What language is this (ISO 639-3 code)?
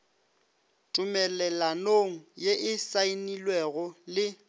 nso